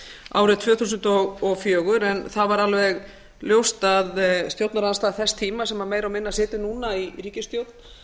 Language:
Icelandic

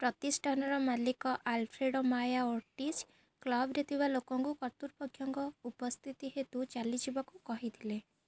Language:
Odia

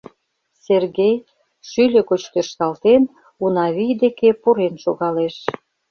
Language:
Mari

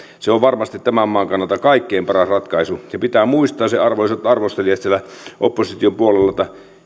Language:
Finnish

